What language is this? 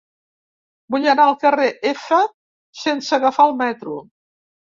Catalan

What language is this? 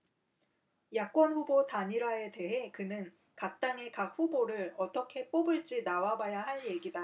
Korean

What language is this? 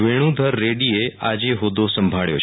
Gujarati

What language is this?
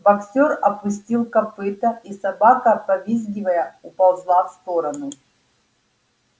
Russian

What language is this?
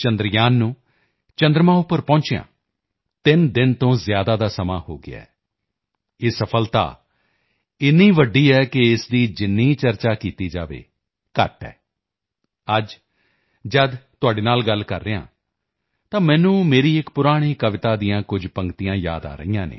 Punjabi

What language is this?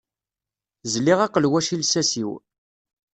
Kabyle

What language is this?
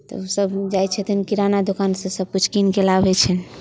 Maithili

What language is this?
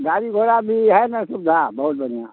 Maithili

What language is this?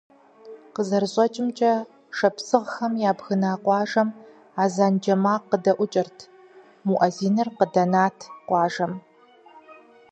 Kabardian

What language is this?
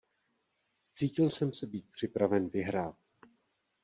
Czech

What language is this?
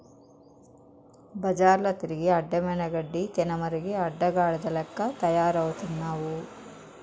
Telugu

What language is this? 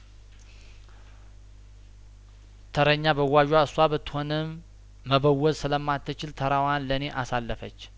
Amharic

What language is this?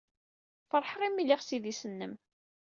Kabyle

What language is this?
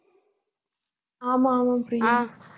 Tamil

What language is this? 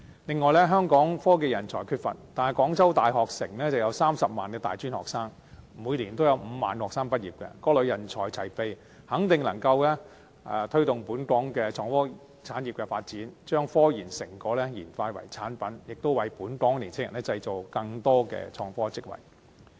Cantonese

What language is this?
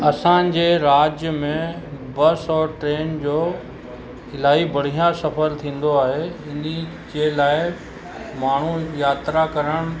Sindhi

